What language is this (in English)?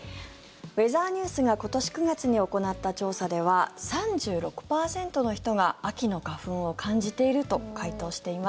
Japanese